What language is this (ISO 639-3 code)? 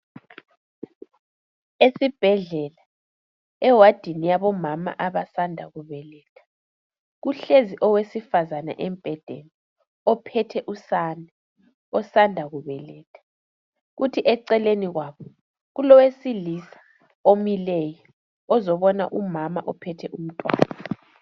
nde